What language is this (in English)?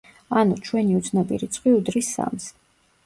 Georgian